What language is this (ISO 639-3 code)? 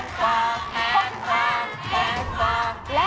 tha